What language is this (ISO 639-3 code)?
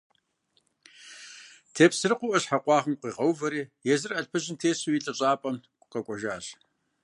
kbd